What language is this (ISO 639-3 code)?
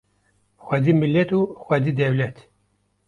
kur